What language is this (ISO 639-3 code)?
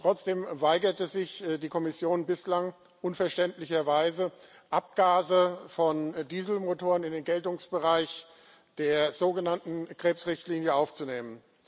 deu